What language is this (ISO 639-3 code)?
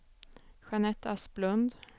swe